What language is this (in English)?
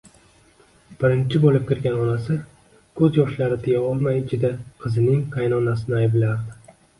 Uzbek